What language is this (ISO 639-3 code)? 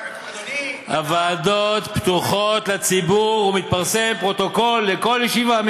heb